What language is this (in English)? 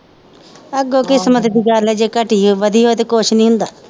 Punjabi